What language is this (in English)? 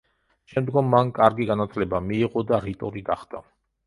Georgian